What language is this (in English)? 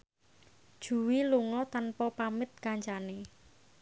Javanese